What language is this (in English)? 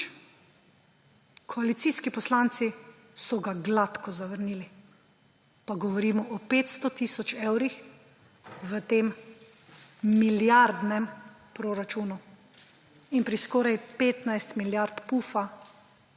Slovenian